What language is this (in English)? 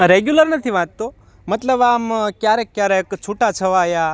Gujarati